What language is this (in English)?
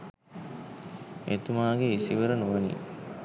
Sinhala